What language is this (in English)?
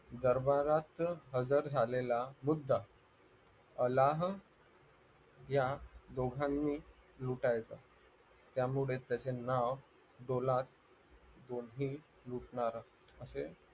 Marathi